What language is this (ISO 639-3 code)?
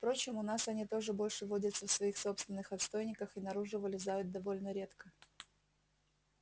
rus